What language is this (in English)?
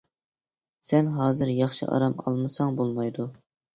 Uyghur